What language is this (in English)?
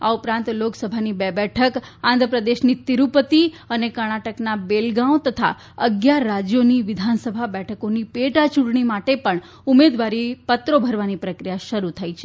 Gujarati